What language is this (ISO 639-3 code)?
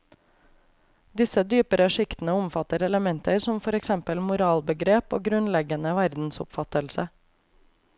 nor